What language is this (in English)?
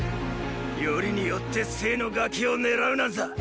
Japanese